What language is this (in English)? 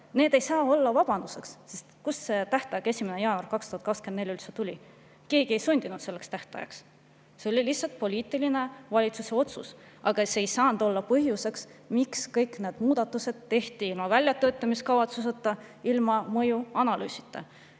Estonian